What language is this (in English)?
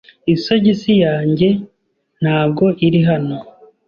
Kinyarwanda